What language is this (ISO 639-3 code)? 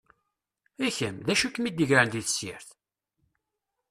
kab